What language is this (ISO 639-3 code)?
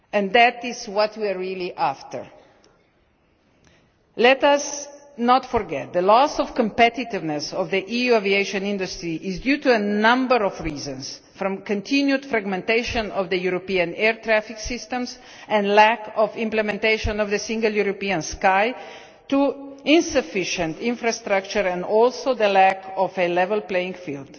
eng